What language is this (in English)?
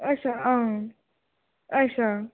Dogri